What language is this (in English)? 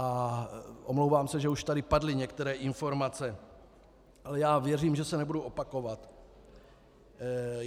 Czech